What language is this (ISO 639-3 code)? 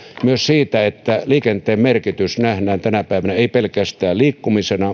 fin